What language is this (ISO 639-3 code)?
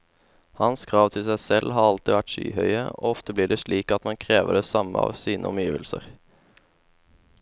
nor